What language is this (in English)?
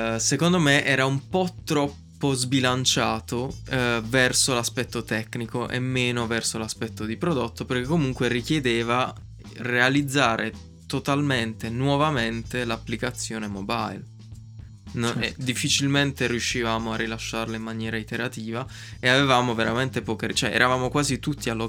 Italian